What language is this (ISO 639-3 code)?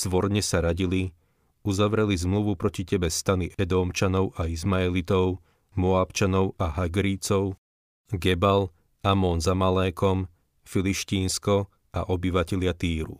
slk